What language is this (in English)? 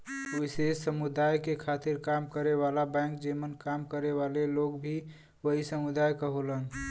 Bhojpuri